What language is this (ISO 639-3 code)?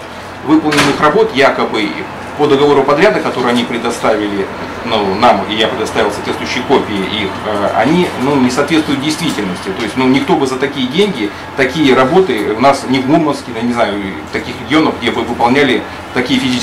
rus